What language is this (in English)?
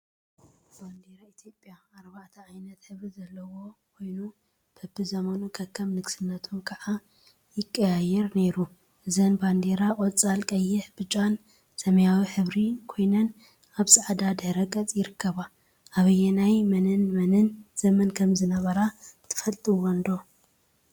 Tigrinya